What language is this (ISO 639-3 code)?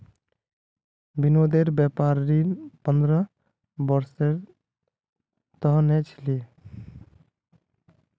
mag